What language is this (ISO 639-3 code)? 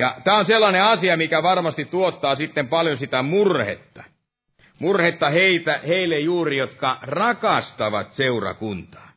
fin